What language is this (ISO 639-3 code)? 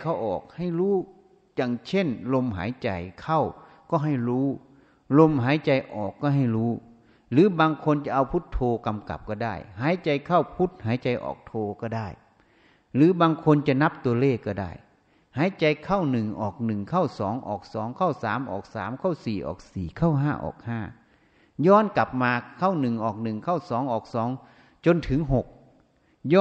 tha